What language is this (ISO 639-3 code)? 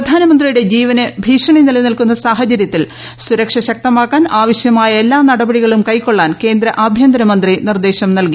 mal